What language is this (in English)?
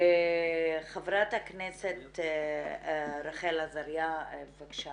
Hebrew